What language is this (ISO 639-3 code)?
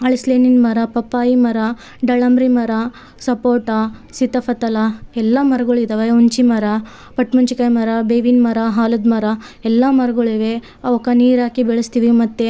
kan